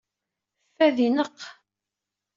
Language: Kabyle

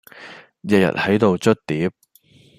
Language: Cantonese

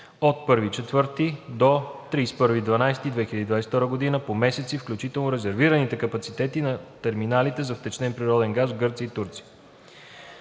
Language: Bulgarian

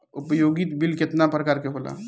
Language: Bhojpuri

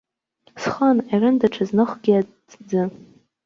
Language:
Abkhazian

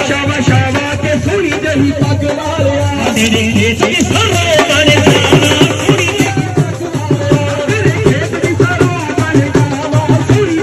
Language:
Punjabi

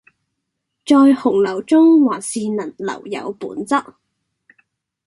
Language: Cantonese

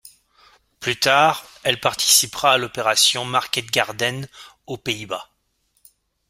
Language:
French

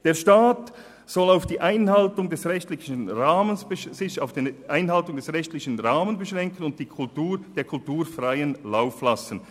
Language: Swiss German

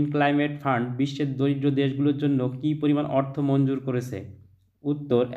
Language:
Hindi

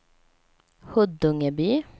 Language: Swedish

